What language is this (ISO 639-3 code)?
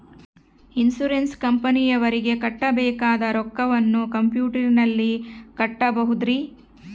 kan